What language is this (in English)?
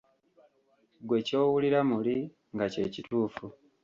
Ganda